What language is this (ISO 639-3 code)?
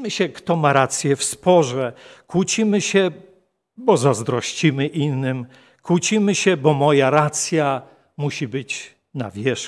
pol